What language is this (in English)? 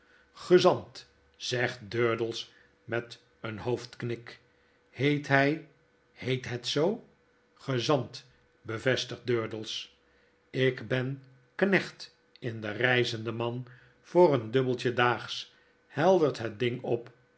Dutch